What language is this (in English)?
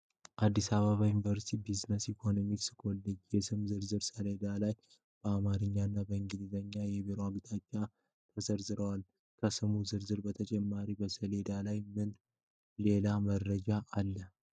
Amharic